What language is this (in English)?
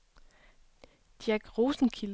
Danish